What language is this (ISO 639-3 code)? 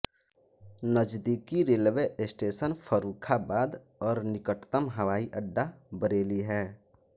hin